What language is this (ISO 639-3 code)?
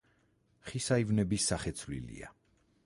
kat